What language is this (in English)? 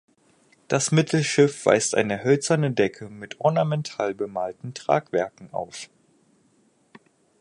German